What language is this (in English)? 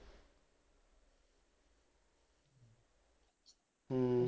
Punjabi